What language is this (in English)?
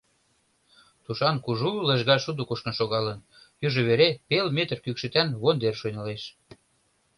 Mari